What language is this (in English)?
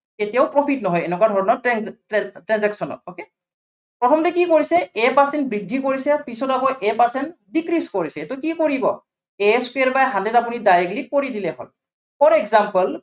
Assamese